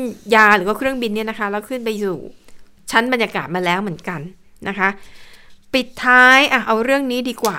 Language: Thai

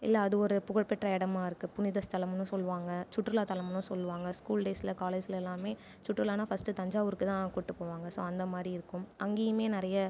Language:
Tamil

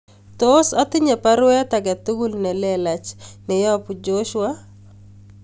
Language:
Kalenjin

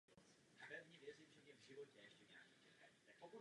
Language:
Czech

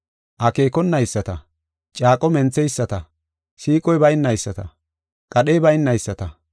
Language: Gofa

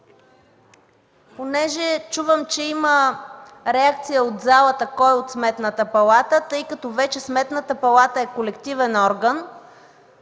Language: Bulgarian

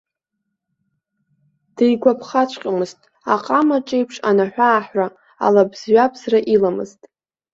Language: Abkhazian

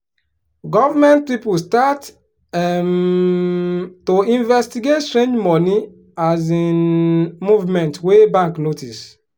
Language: Nigerian Pidgin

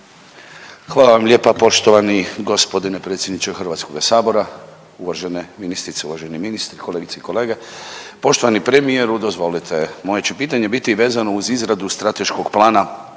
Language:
Croatian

